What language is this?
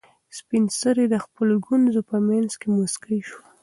Pashto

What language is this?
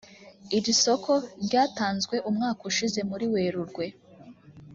Kinyarwanda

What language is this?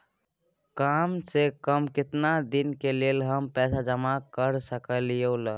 Maithili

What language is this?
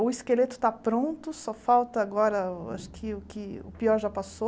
Portuguese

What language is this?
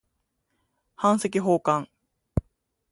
Japanese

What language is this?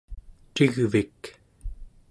Central Yupik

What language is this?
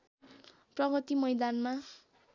Nepali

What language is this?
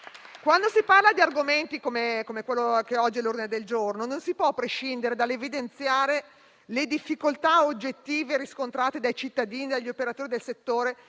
Italian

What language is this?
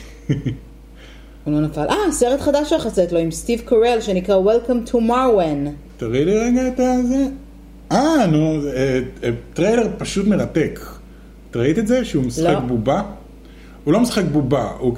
Hebrew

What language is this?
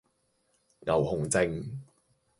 Cantonese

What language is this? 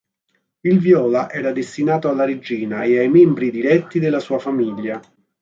Italian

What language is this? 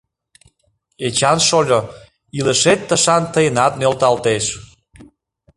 Mari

